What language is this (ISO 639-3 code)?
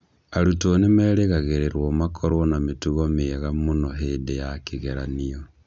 kik